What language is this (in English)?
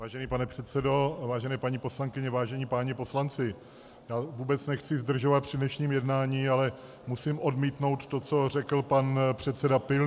Czech